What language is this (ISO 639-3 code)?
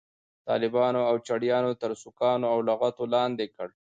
pus